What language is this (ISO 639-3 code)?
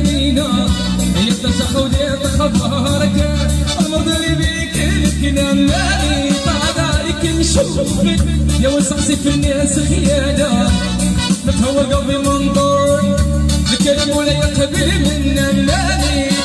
ara